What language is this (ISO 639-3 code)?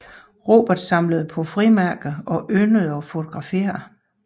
dan